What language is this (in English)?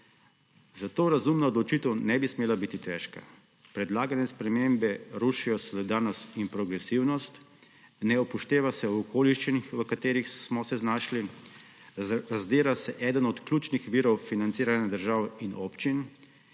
Slovenian